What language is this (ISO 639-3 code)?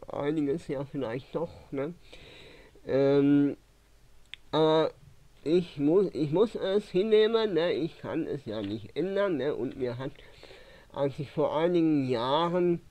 deu